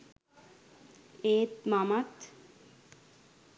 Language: Sinhala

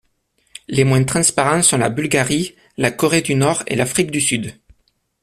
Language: French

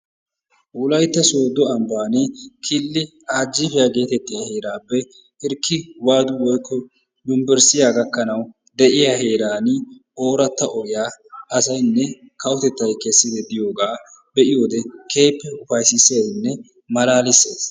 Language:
Wolaytta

